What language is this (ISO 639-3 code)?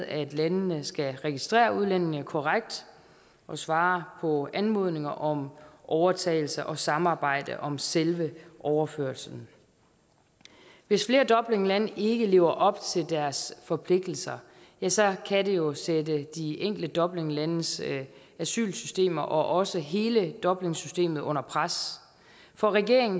dan